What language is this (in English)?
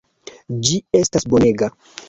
Esperanto